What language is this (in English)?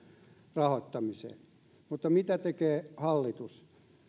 Finnish